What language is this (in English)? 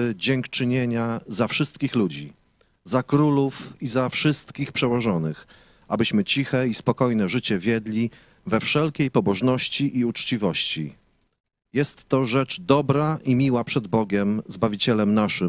Polish